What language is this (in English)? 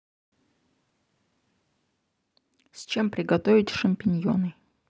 Russian